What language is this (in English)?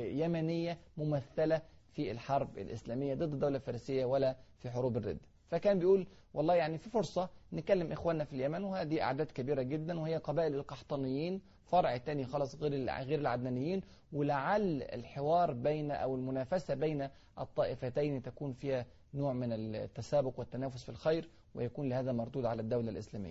Arabic